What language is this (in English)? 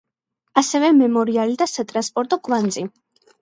Georgian